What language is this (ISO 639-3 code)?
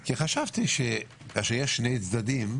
heb